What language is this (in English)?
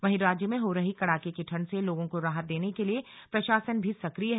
Hindi